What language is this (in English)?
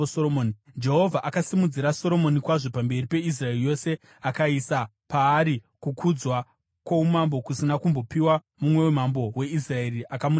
Shona